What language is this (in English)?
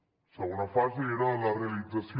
Catalan